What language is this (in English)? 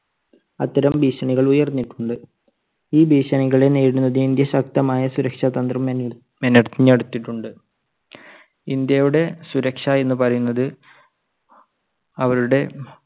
Malayalam